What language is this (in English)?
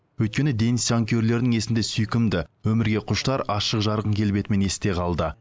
Kazakh